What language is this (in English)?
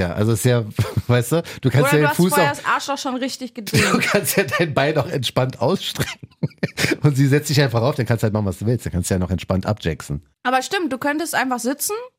German